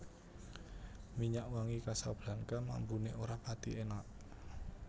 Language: Javanese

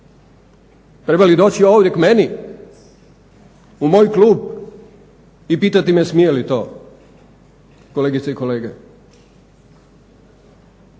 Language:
Croatian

